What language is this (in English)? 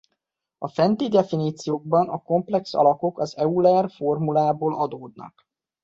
Hungarian